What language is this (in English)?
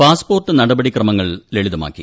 Malayalam